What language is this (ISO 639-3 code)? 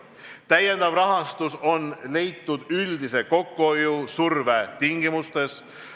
est